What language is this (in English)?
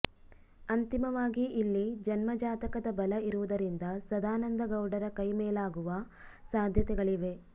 Kannada